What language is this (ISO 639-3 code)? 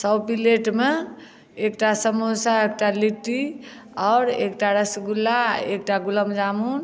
mai